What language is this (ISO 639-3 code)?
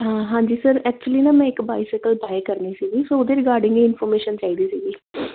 pan